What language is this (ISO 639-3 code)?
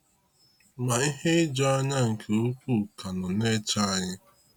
ibo